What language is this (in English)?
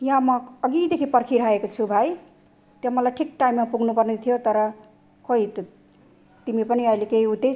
Nepali